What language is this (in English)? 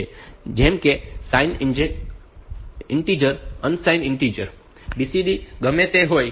Gujarati